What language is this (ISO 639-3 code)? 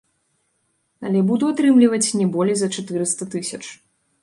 bel